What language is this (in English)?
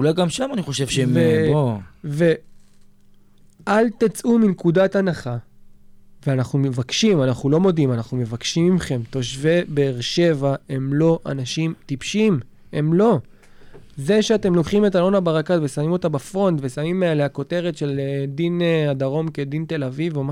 Hebrew